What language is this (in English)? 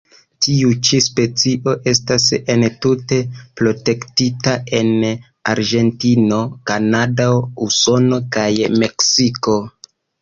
Esperanto